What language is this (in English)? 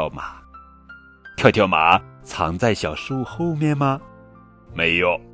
Chinese